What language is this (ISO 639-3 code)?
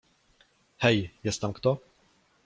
pol